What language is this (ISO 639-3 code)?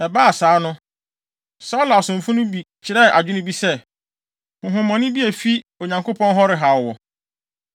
aka